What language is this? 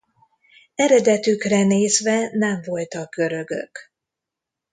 Hungarian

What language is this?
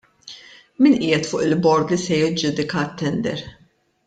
Maltese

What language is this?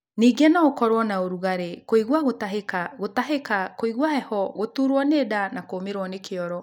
Kikuyu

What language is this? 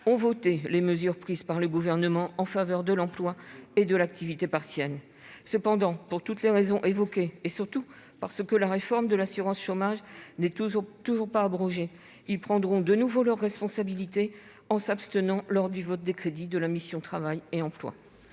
French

